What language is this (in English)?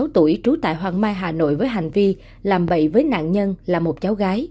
Vietnamese